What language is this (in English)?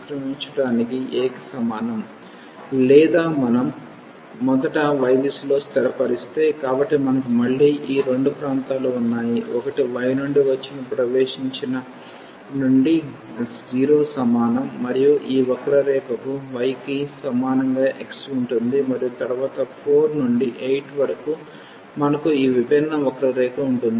Telugu